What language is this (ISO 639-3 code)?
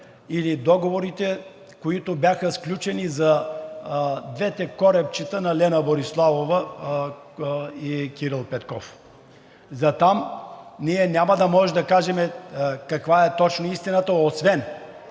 bul